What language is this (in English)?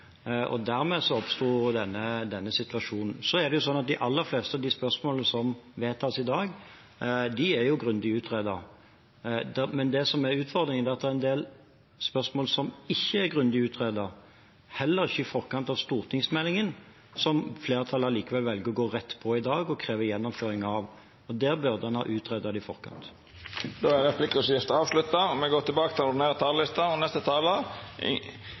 Norwegian